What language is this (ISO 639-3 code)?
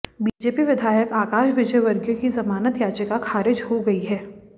hin